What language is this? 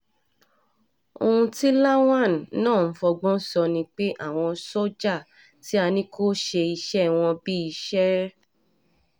Yoruba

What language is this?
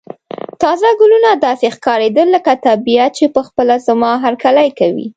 Pashto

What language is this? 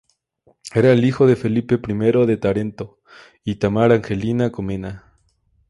Spanish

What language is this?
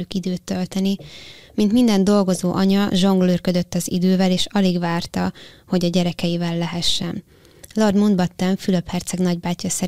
Hungarian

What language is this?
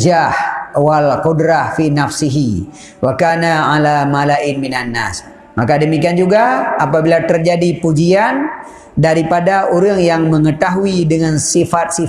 Malay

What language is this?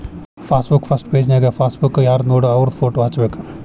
Kannada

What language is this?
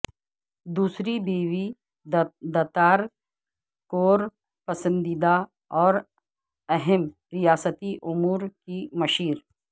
Urdu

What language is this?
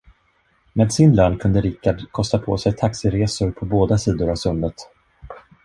Swedish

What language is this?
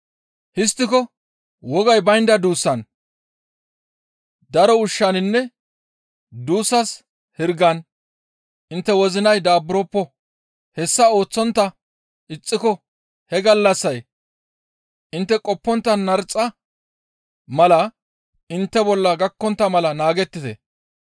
Gamo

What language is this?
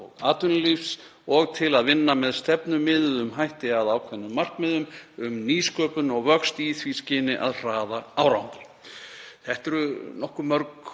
Icelandic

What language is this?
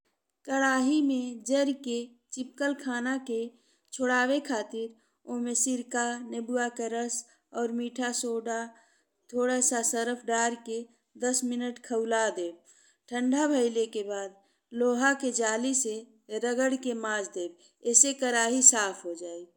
Bhojpuri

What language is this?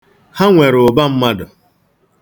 Igbo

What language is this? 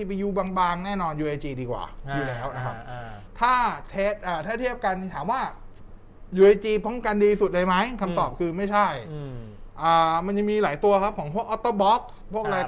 Thai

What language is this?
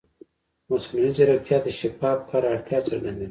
Pashto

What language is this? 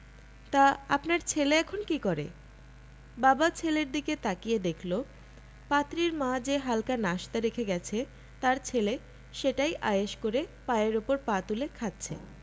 Bangla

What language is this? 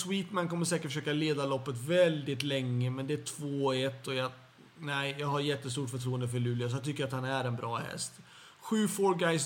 Swedish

